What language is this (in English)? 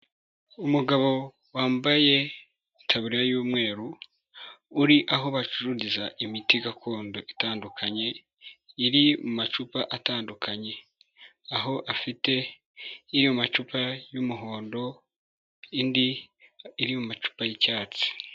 Kinyarwanda